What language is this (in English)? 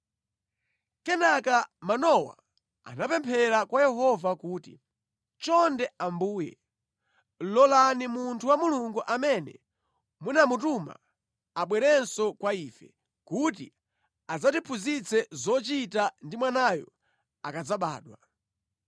Nyanja